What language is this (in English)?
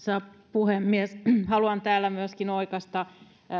Finnish